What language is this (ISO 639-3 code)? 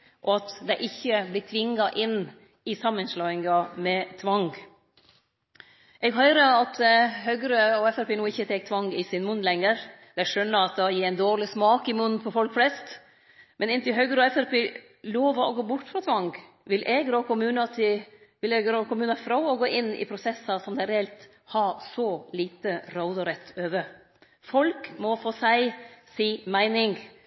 nno